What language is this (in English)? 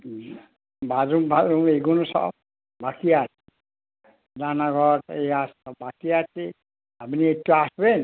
Bangla